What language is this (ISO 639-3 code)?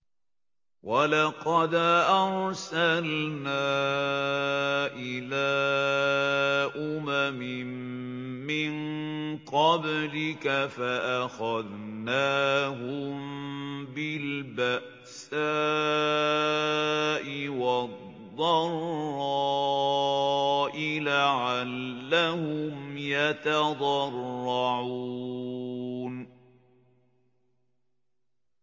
ara